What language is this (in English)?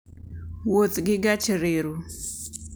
Luo (Kenya and Tanzania)